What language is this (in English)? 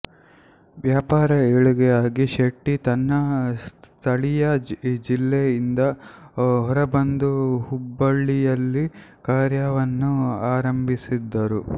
Kannada